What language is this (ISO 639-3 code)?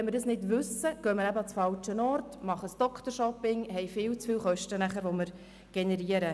gsw